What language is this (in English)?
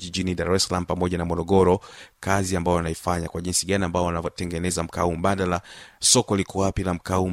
Swahili